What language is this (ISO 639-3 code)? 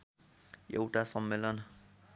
nep